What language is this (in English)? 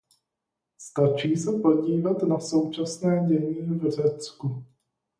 Czech